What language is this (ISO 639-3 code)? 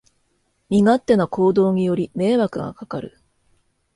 jpn